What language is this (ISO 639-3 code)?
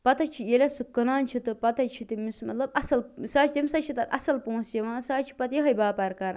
kas